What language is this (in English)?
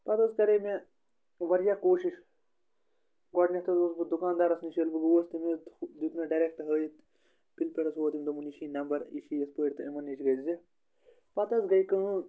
Kashmiri